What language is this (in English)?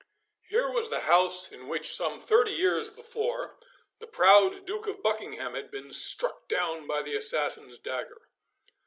English